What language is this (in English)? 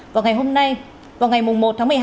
Vietnamese